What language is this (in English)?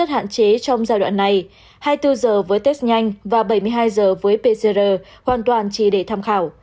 Vietnamese